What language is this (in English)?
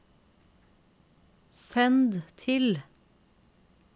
Norwegian